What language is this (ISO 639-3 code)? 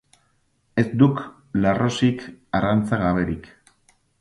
eus